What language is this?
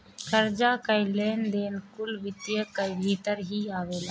Bhojpuri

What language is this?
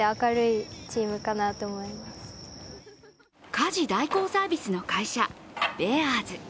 Japanese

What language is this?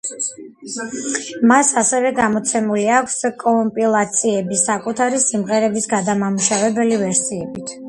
Georgian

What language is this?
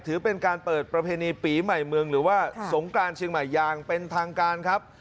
Thai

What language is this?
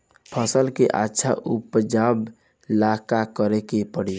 Bhojpuri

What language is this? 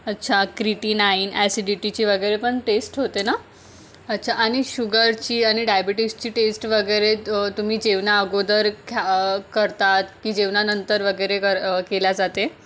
Marathi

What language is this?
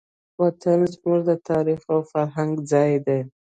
Pashto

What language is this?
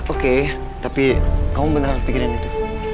Indonesian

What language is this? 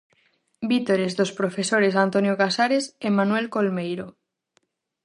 Galician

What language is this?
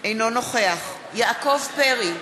Hebrew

